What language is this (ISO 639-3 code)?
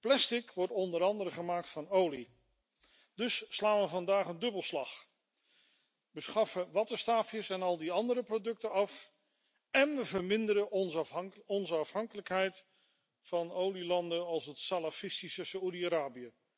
nld